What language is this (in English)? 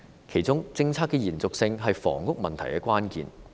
Cantonese